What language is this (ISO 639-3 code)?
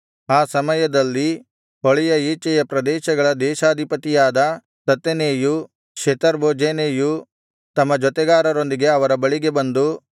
kan